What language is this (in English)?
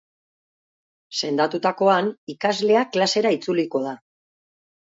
Basque